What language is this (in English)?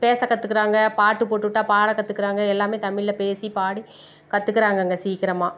Tamil